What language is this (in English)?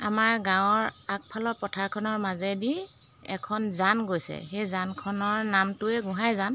Assamese